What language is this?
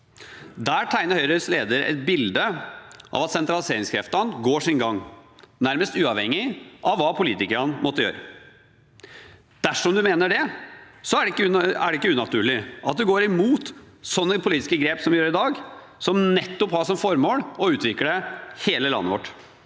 Norwegian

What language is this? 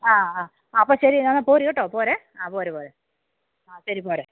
Malayalam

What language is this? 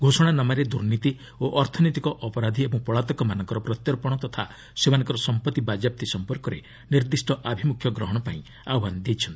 Odia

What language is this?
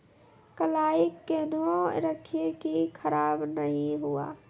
Maithili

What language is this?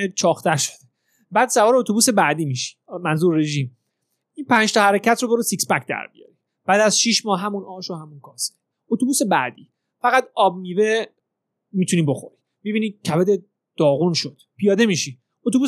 Persian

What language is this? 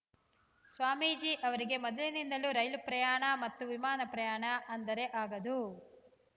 Kannada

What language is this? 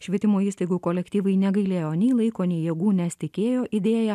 Lithuanian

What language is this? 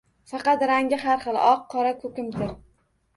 Uzbek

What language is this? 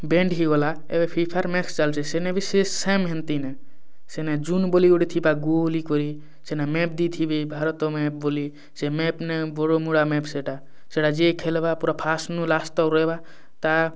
Odia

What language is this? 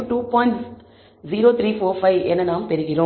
Tamil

